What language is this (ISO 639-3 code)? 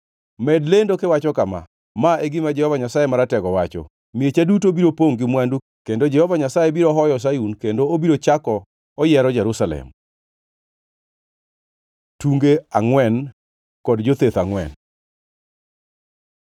luo